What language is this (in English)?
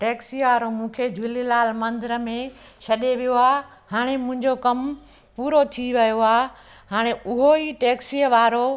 Sindhi